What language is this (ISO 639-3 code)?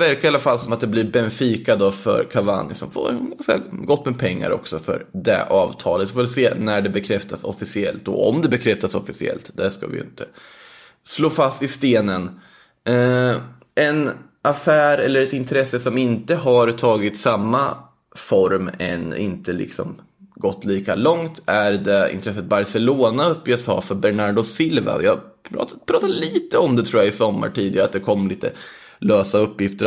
swe